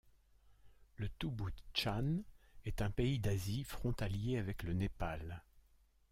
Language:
French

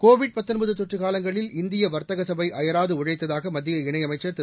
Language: Tamil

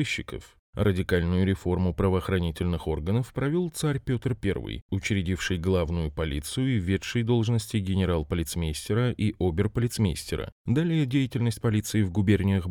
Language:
Russian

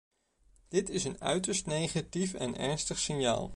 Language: Dutch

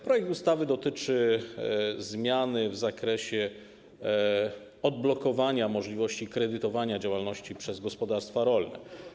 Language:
Polish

